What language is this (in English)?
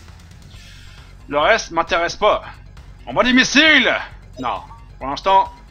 French